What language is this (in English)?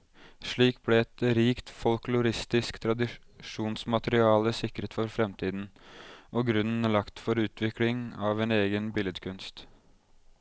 Norwegian